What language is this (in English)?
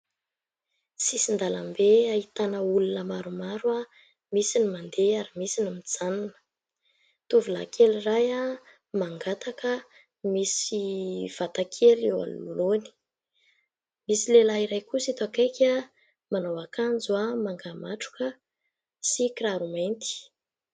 Malagasy